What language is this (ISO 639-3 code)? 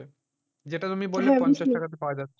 ben